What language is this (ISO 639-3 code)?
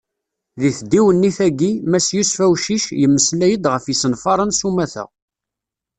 kab